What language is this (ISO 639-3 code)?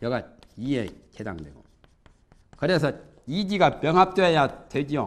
kor